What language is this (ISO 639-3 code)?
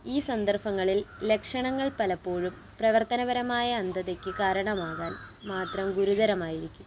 mal